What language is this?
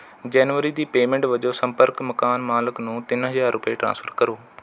Punjabi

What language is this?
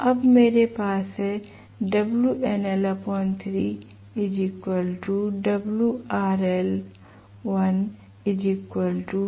Hindi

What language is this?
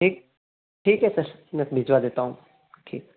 Hindi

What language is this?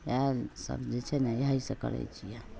Maithili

